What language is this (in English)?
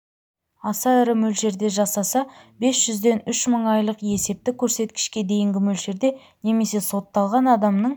Kazakh